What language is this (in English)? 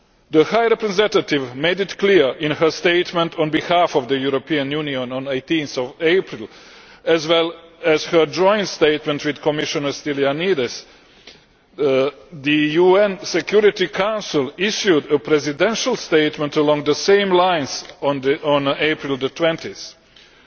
English